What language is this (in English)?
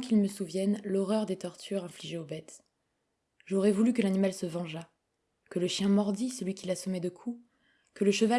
French